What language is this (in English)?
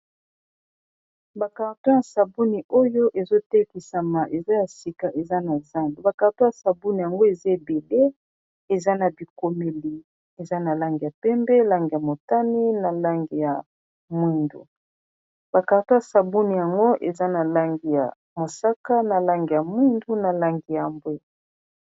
Lingala